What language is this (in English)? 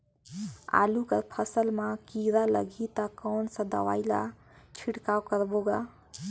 Chhattisgarhi